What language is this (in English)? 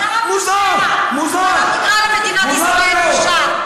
Hebrew